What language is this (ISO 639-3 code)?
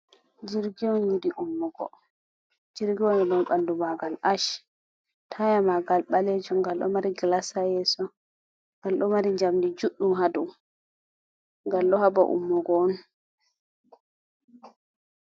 ful